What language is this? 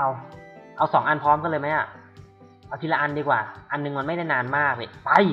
Thai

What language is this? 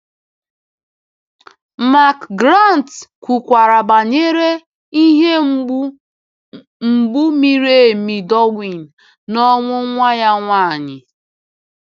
Igbo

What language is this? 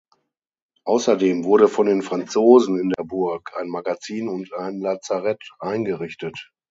German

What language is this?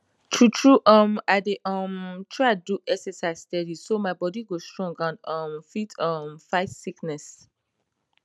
Nigerian Pidgin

